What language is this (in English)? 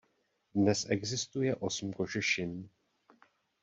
Czech